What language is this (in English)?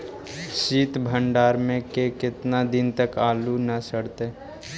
Magahi